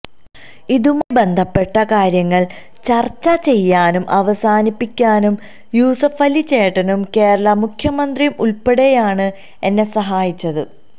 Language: Malayalam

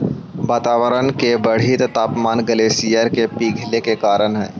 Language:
Magahi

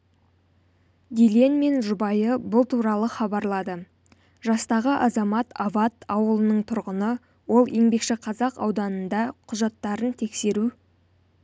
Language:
Kazakh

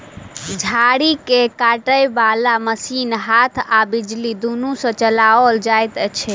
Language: Maithili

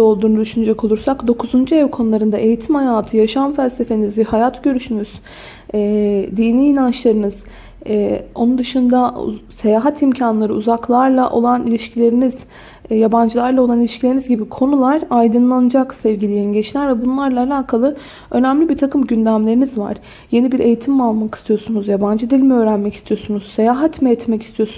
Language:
Turkish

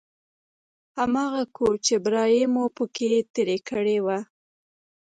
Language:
Pashto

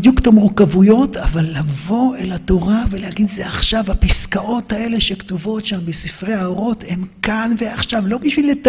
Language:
Hebrew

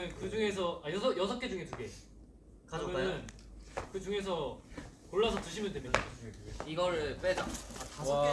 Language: Korean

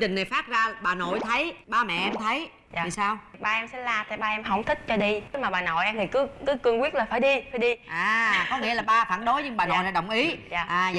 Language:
Vietnamese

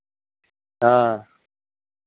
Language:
Dogri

